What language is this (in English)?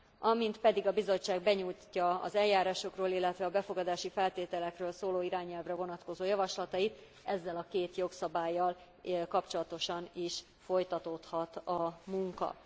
Hungarian